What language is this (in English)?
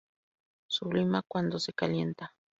Spanish